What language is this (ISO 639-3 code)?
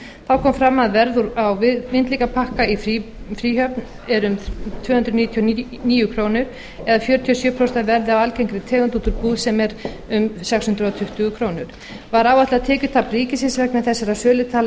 isl